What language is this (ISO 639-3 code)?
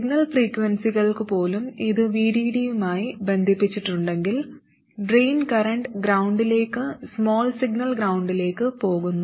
mal